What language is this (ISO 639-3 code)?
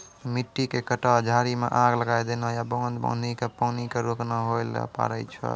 mai